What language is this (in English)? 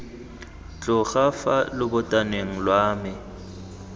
Tswana